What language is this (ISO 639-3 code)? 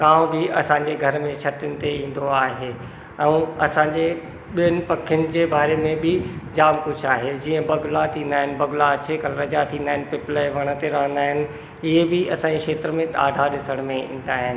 snd